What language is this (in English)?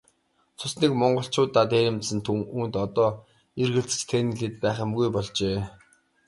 Mongolian